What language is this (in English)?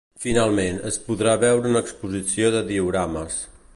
Catalan